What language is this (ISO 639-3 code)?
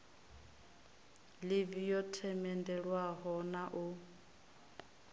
ven